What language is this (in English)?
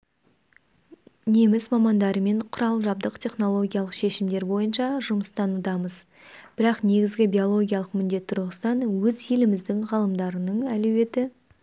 Kazakh